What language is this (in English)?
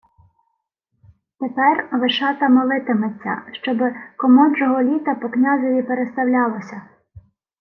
Ukrainian